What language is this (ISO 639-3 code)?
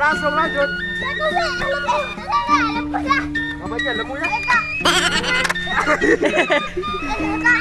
ind